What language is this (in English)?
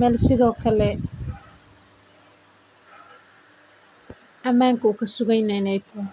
Somali